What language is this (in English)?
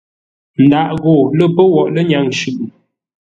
Ngombale